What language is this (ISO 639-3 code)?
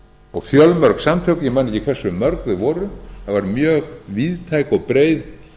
isl